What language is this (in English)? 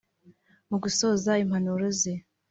Kinyarwanda